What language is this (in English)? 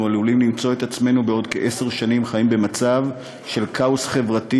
Hebrew